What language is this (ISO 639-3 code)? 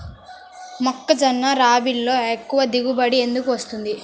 tel